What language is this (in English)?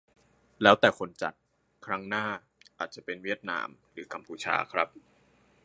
Thai